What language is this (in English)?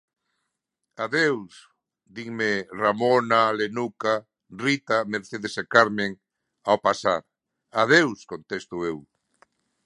Galician